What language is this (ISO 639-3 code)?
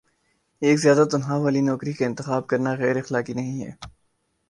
urd